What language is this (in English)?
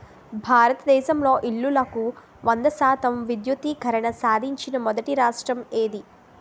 Telugu